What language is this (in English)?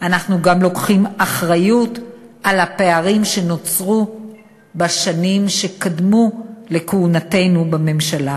Hebrew